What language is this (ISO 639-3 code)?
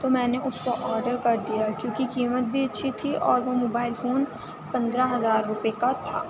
urd